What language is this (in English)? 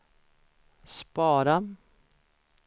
Swedish